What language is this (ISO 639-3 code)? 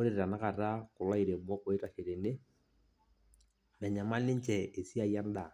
mas